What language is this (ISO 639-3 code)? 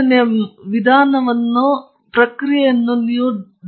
kan